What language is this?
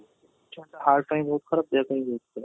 Odia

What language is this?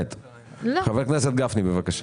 Hebrew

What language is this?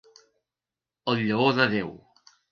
Catalan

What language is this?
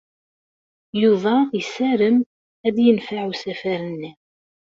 Kabyle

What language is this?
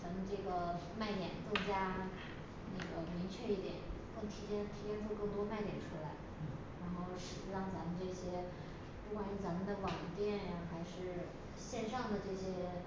Chinese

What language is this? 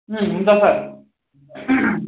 Nepali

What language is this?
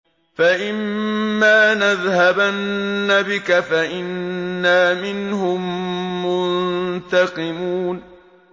Arabic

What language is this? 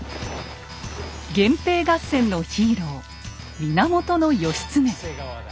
Japanese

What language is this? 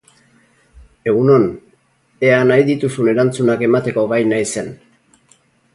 Basque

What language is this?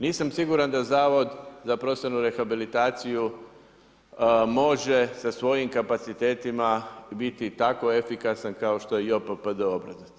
Croatian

